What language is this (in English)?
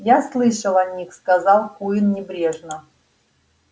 Russian